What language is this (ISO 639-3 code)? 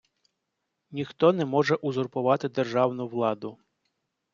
ukr